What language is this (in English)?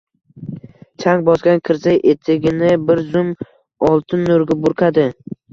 Uzbek